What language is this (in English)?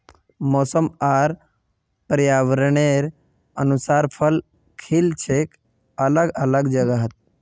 Magahi